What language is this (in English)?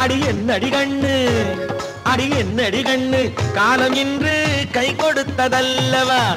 Tamil